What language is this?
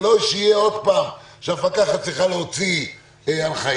Hebrew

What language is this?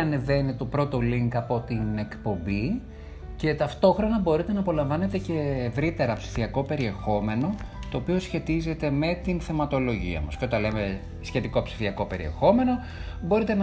Greek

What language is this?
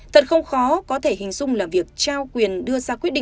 Vietnamese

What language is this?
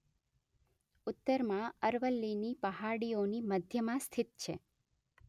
Gujarati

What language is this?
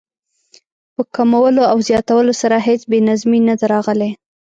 Pashto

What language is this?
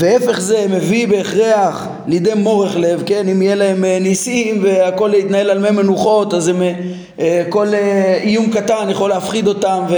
Hebrew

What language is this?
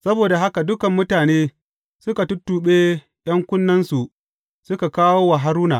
Hausa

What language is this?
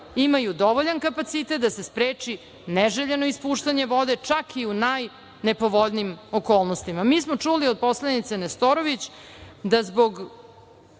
Serbian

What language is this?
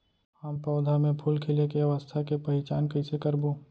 Chhattisgarhi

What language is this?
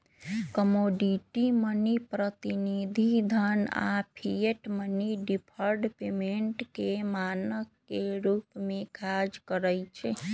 Magahi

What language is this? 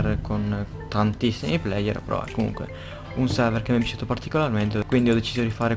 Italian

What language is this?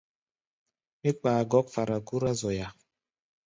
Gbaya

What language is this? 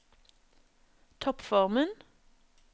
Norwegian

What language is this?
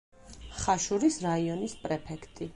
Georgian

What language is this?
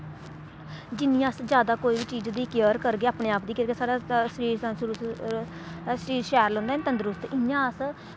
Dogri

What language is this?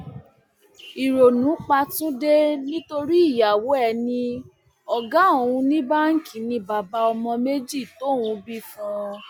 Yoruba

